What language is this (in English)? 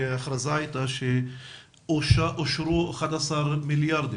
Hebrew